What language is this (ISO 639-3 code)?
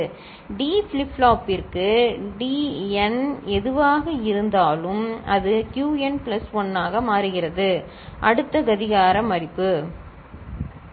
tam